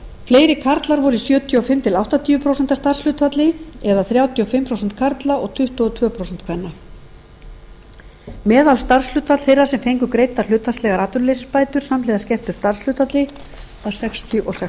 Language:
Icelandic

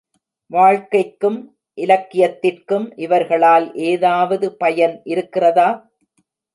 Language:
Tamil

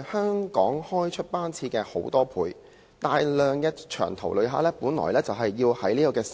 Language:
Cantonese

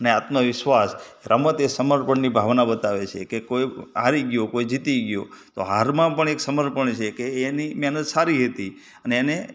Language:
Gujarati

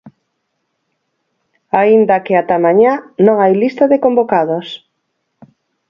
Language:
Galician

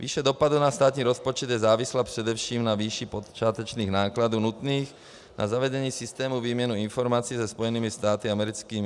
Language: Czech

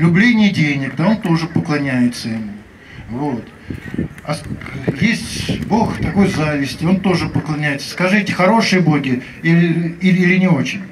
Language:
Russian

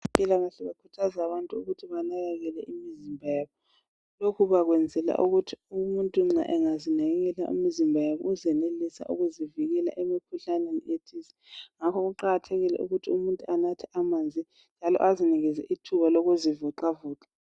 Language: North Ndebele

